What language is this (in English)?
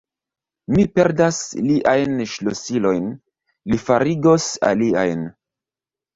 Esperanto